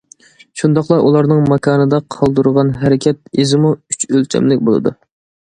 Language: Uyghur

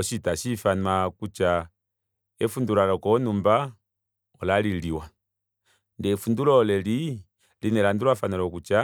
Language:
Kuanyama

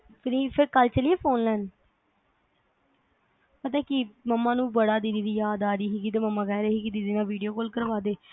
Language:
Punjabi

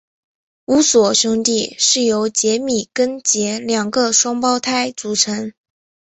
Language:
Chinese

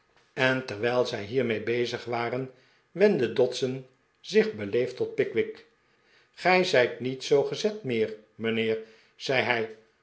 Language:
Dutch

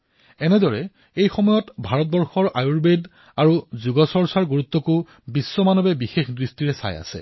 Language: Assamese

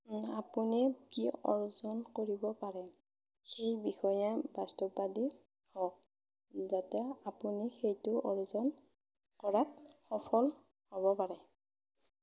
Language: Assamese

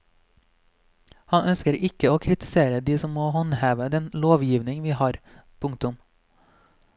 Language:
Norwegian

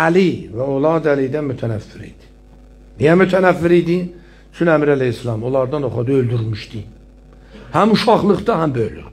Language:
Turkish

